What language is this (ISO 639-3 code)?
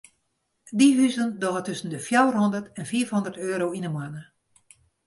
fry